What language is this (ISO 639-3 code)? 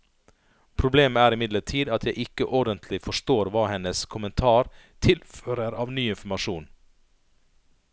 nor